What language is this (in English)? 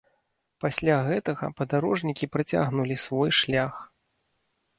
Belarusian